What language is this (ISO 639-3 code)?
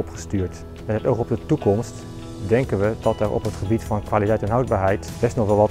nld